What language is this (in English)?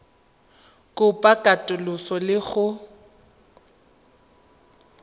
Tswana